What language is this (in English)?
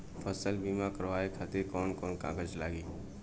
Bhojpuri